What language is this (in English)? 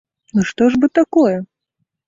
Belarusian